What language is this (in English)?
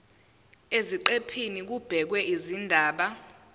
Zulu